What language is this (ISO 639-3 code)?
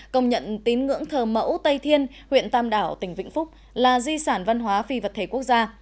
vie